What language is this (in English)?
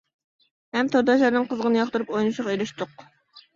Uyghur